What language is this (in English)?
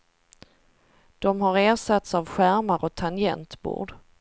Swedish